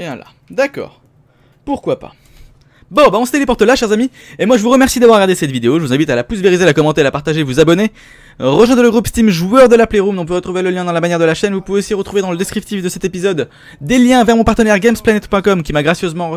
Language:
French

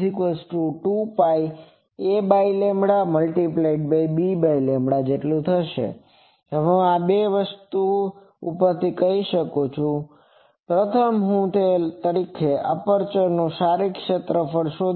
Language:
Gujarati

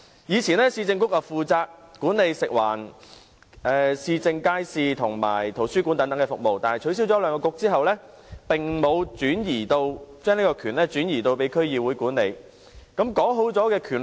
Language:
Cantonese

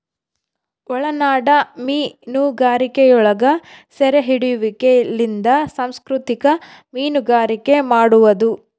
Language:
Kannada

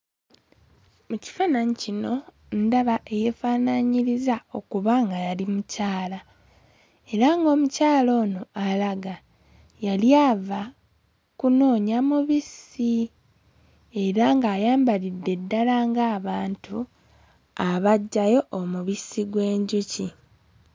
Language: Ganda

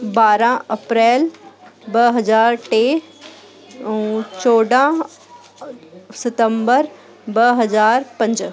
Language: Sindhi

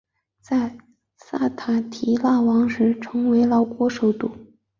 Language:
Chinese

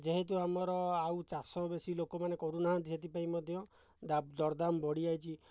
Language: Odia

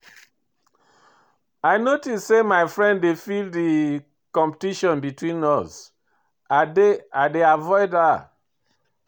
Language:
Nigerian Pidgin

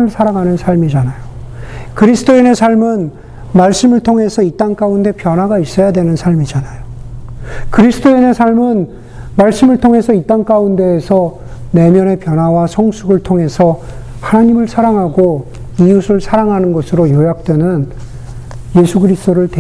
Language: Korean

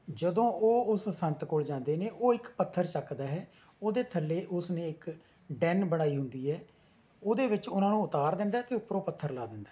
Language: Punjabi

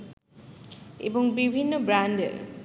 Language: Bangla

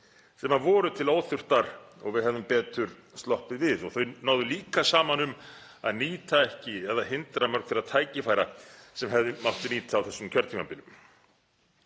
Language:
Icelandic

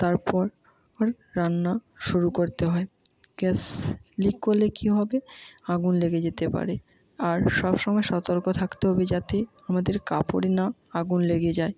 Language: Bangla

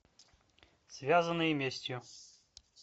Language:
Russian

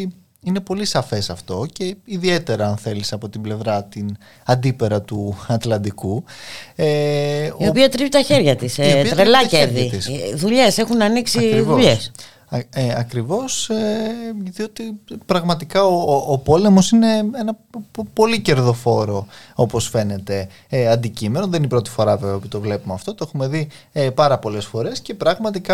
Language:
Greek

